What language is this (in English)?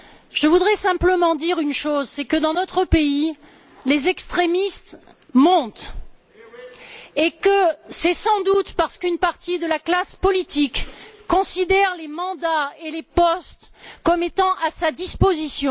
French